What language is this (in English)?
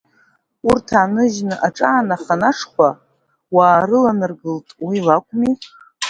Abkhazian